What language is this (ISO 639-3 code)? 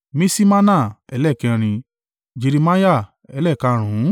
yor